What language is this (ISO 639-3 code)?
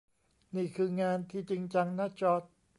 tha